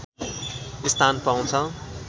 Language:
Nepali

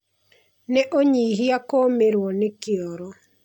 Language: Kikuyu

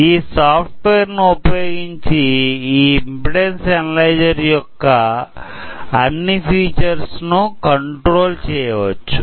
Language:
Telugu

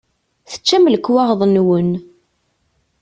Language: Kabyle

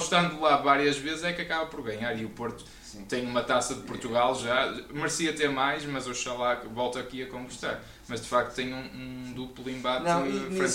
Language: Portuguese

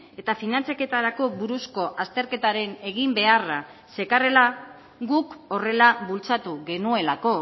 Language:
Basque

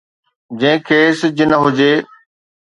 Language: Sindhi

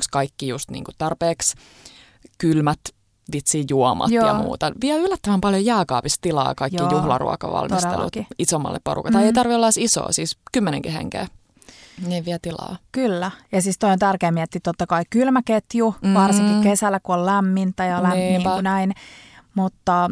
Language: Finnish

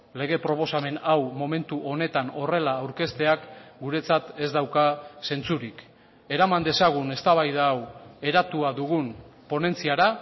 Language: Basque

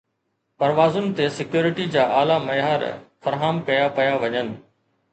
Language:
Sindhi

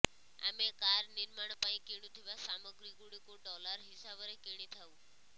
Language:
Odia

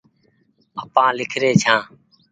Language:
Goaria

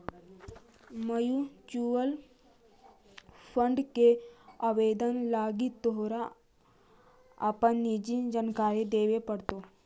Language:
Magahi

